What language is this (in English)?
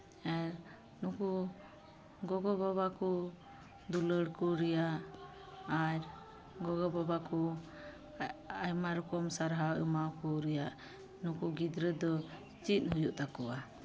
Santali